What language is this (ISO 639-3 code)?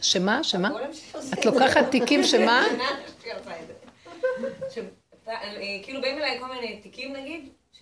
heb